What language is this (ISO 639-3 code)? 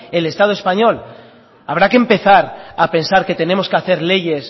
spa